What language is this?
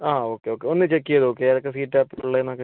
Malayalam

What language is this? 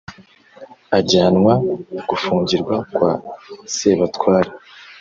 Kinyarwanda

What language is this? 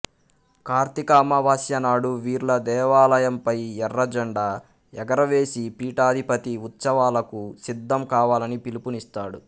Telugu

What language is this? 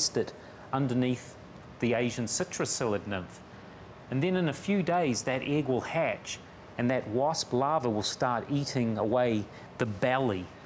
English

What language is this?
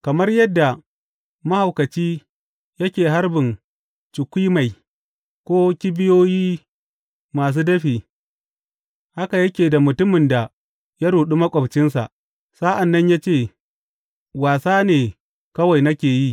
Hausa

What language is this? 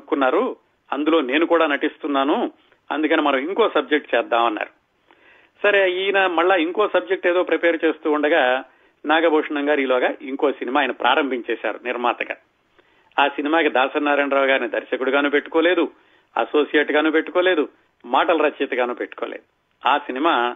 Telugu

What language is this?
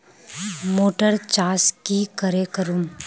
Magahi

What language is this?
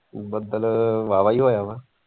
Punjabi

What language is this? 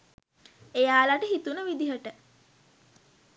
Sinhala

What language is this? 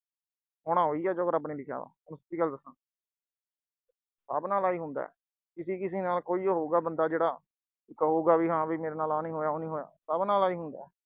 Punjabi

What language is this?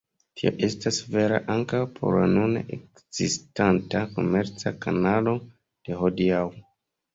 Esperanto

